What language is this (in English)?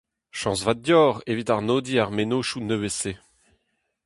Breton